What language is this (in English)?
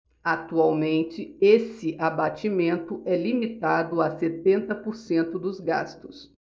Portuguese